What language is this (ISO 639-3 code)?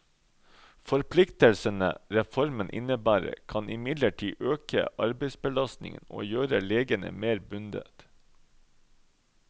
nor